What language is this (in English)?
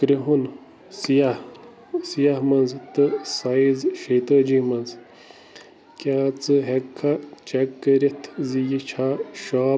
Kashmiri